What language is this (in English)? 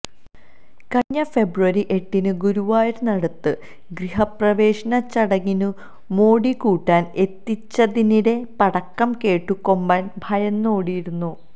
Malayalam